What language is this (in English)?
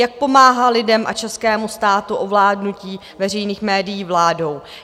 Czech